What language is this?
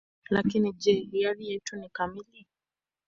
Swahili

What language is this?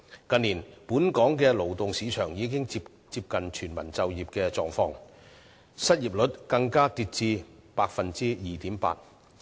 Cantonese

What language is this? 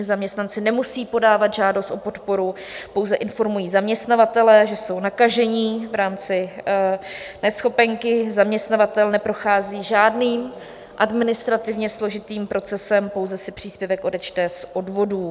Czech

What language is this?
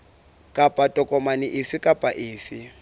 Southern Sotho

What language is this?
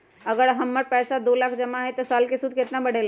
Magahi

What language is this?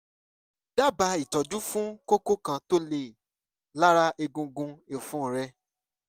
Yoruba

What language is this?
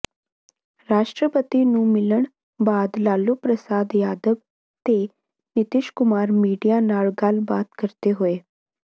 Punjabi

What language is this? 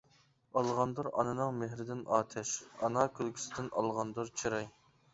Uyghur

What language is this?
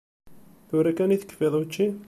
Kabyle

